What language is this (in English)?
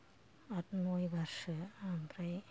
Bodo